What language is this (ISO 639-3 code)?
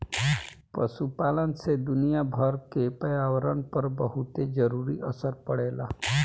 bho